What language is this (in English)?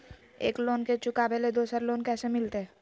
Magahi